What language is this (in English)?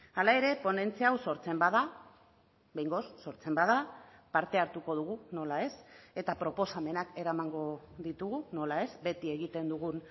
Basque